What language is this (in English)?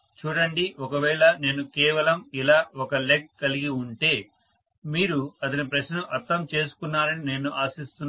Telugu